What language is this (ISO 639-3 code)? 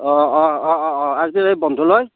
asm